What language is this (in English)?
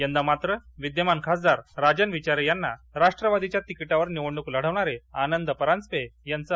Marathi